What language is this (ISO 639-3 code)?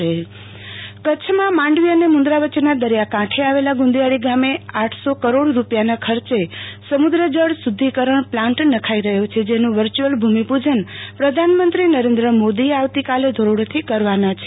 guj